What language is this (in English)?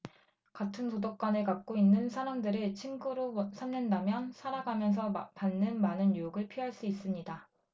Korean